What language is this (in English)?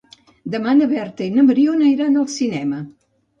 Catalan